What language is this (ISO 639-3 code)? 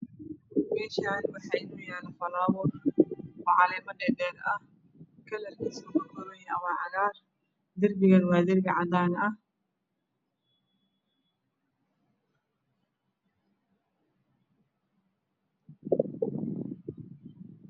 som